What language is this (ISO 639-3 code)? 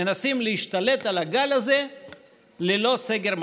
heb